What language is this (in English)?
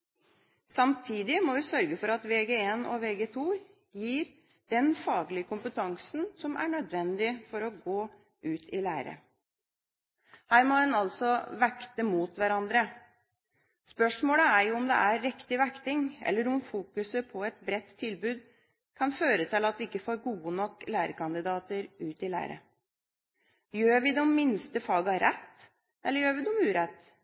Norwegian Bokmål